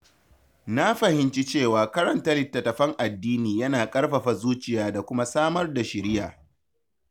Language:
Hausa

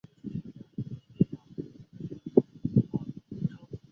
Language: Chinese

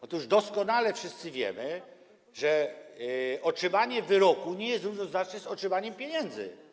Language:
Polish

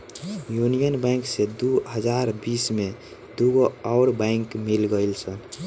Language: Bhojpuri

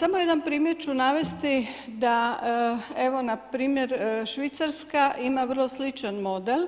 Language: Croatian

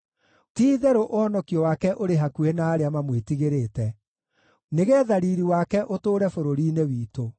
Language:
Kikuyu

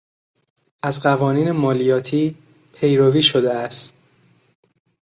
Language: Persian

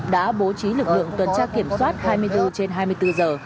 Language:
Vietnamese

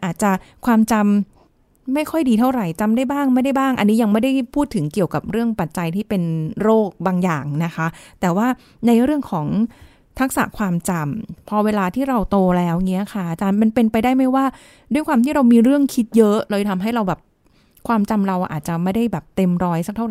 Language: Thai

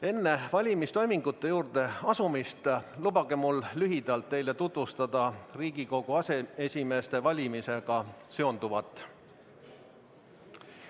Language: Estonian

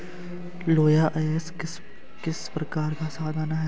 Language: Hindi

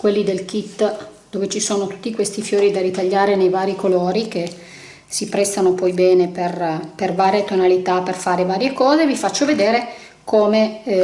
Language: Italian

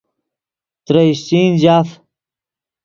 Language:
Yidgha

